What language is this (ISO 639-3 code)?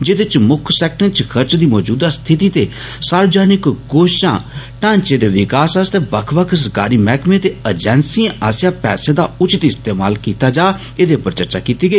doi